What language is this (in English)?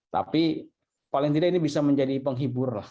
Indonesian